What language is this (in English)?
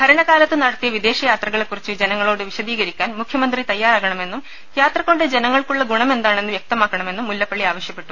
Malayalam